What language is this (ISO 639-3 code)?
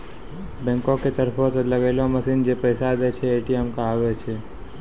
mai